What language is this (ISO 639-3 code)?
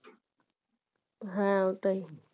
ben